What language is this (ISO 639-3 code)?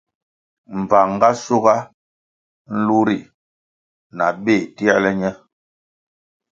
nmg